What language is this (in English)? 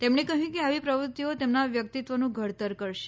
Gujarati